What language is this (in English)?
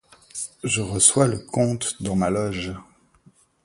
French